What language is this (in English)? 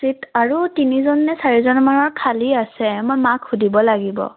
Assamese